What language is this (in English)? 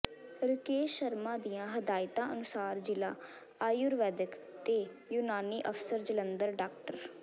Punjabi